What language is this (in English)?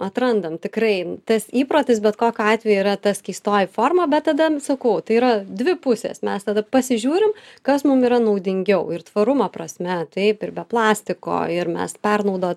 Lithuanian